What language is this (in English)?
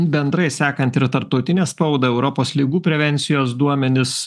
Lithuanian